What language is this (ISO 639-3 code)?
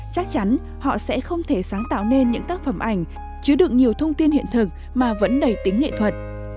vie